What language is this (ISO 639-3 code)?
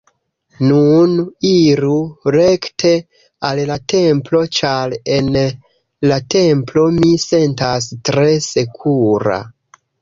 epo